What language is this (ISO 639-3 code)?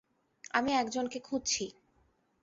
ben